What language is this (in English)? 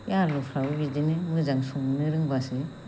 Bodo